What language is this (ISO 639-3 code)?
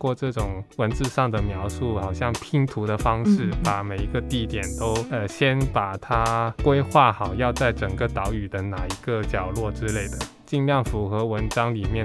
zho